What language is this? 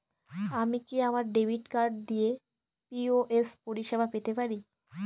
Bangla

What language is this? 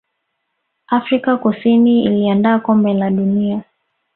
Swahili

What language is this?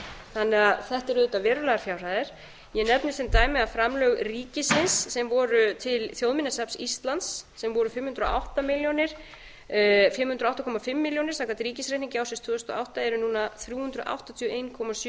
Icelandic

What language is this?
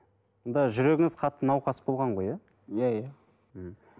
Kazakh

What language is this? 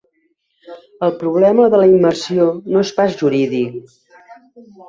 Catalan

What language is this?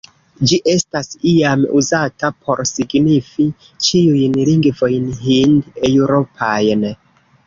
Esperanto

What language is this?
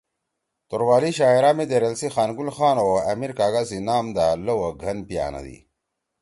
Torwali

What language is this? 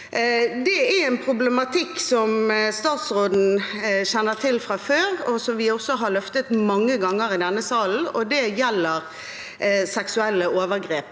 Norwegian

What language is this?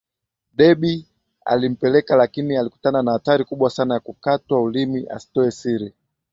Swahili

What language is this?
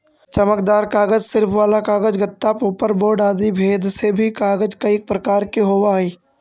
Magahi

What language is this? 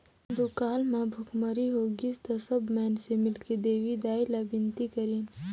Chhattisgarhi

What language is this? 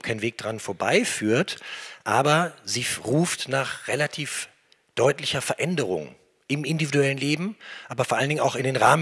German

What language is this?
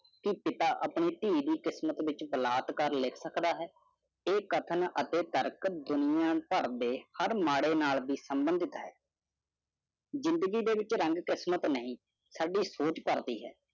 Punjabi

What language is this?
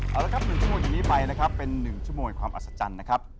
Thai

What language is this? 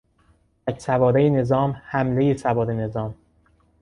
Persian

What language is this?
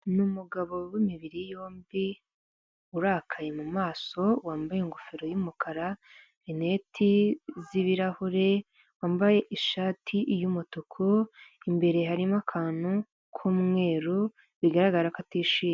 Kinyarwanda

